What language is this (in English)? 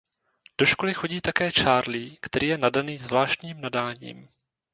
Czech